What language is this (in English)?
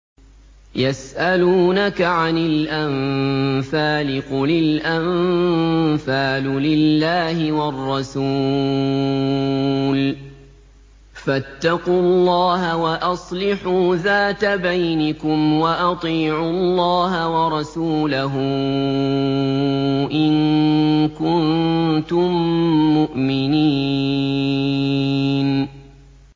Arabic